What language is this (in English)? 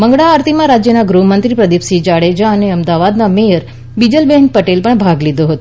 Gujarati